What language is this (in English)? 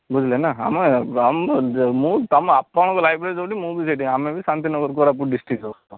Odia